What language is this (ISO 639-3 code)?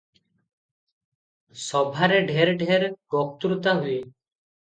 ori